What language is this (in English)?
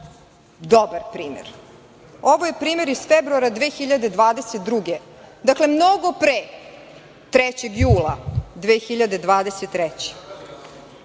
Serbian